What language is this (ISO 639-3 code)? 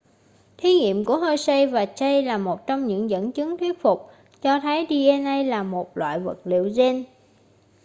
vie